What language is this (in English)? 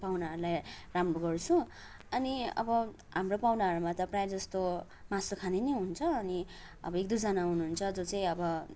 Nepali